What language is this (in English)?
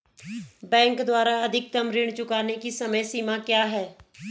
Hindi